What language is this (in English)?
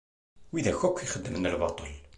Kabyle